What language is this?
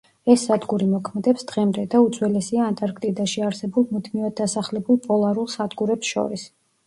Georgian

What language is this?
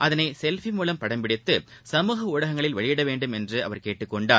Tamil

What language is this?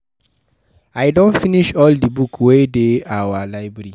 Nigerian Pidgin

